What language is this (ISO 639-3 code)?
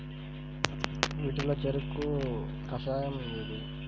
tel